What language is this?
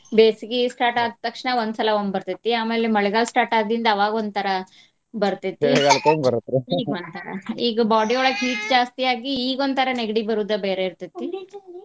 Kannada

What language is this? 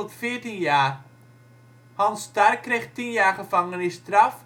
Dutch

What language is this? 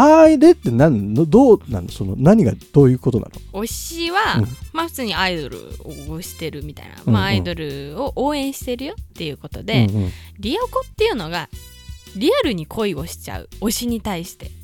Japanese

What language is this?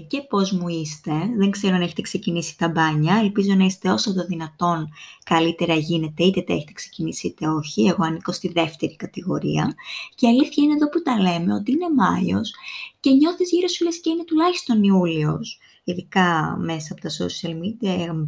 Greek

